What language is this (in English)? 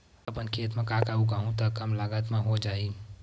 Chhattisgarhi